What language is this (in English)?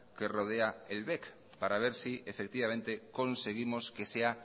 Spanish